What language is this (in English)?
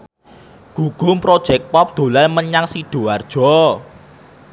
Javanese